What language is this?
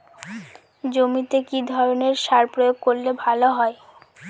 Bangla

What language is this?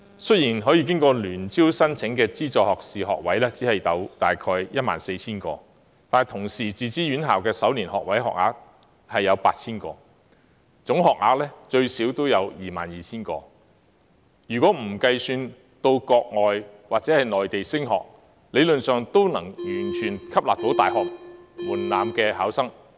Cantonese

